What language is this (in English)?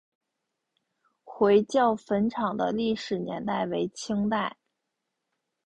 Chinese